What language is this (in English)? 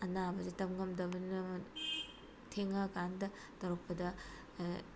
Manipuri